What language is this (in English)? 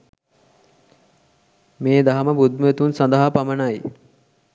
Sinhala